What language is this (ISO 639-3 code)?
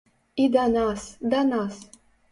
bel